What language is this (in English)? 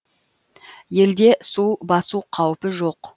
Kazakh